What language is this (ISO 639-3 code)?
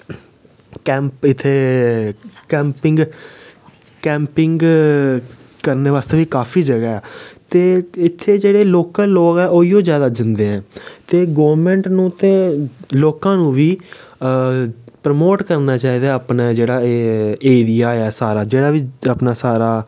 doi